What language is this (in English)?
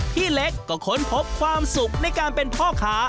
Thai